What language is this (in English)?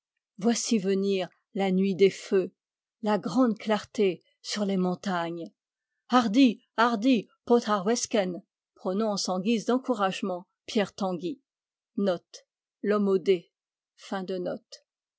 French